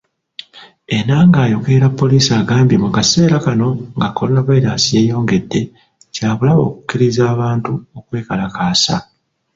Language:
Ganda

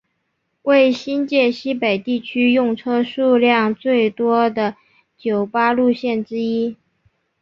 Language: Chinese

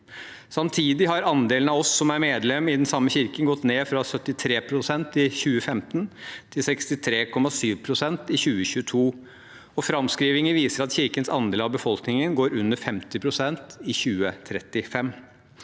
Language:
Norwegian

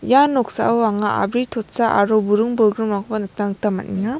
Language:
Garo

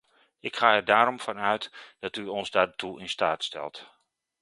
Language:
Dutch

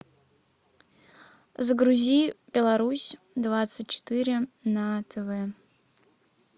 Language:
Russian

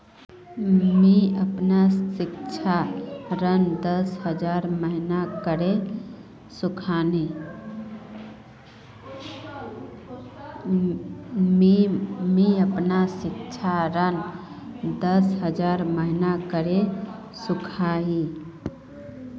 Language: Magahi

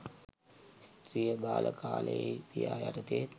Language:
Sinhala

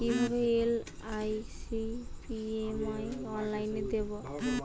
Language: Bangla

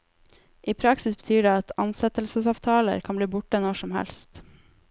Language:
Norwegian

